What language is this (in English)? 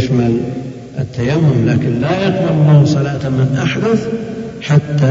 Arabic